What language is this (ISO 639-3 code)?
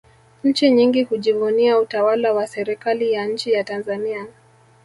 swa